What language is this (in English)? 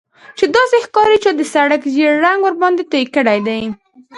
Pashto